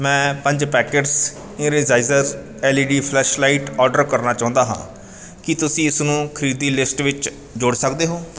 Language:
Punjabi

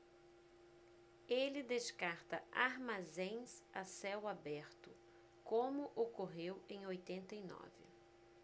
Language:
Portuguese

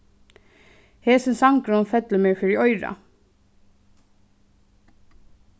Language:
Faroese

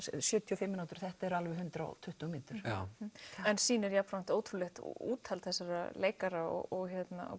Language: Icelandic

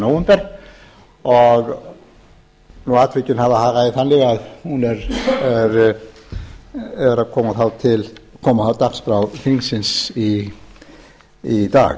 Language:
Icelandic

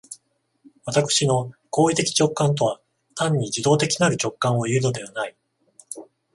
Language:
Japanese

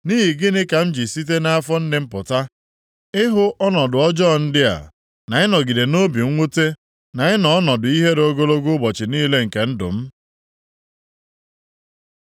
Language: Igbo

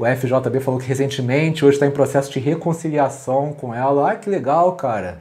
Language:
Portuguese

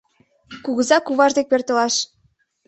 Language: Mari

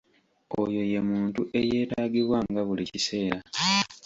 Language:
Ganda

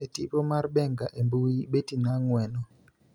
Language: Luo (Kenya and Tanzania)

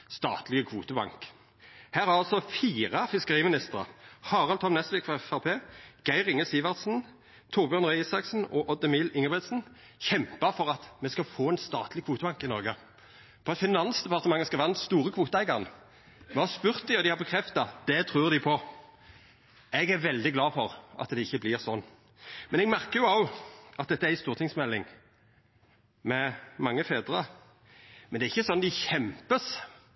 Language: Norwegian Nynorsk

